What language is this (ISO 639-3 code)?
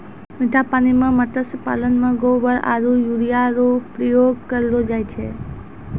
mai